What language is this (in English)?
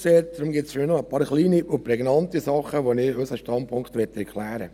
Swiss German